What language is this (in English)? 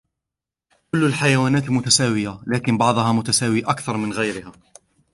Arabic